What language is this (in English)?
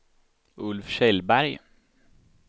Swedish